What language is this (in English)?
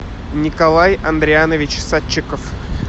Russian